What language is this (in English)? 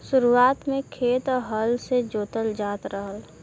Bhojpuri